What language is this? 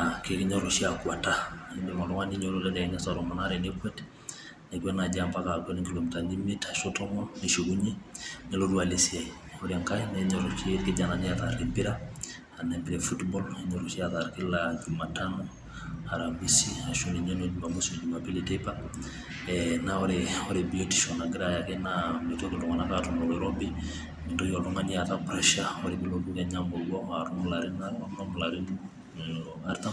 Masai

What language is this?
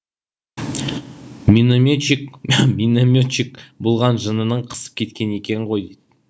Kazakh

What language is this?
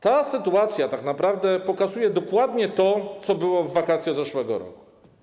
Polish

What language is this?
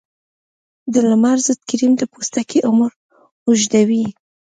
Pashto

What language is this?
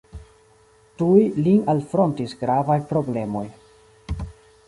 Esperanto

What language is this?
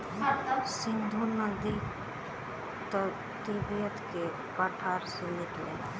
Bhojpuri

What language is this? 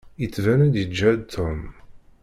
Kabyle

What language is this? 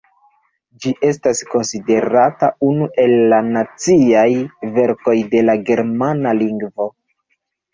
Esperanto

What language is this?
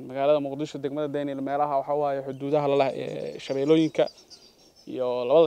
Arabic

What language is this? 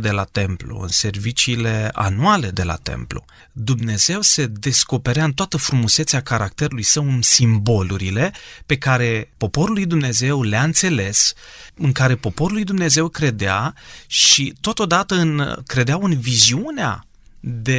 Romanian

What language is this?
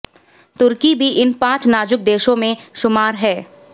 Hindi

